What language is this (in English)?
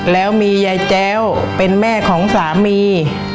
Thai